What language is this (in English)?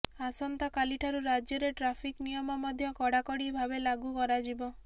Odia